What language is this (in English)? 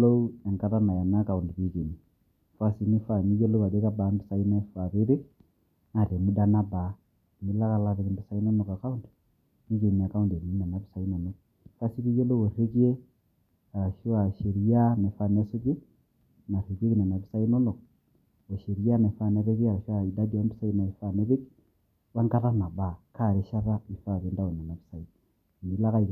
Masai